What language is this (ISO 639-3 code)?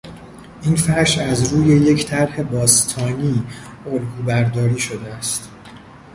fas